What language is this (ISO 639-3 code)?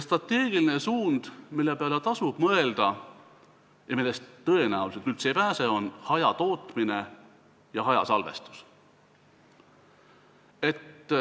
est